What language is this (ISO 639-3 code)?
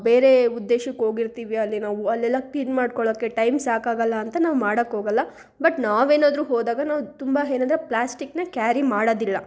kan